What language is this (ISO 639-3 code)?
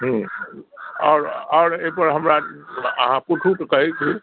mai